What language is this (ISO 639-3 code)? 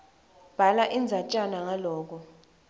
ssw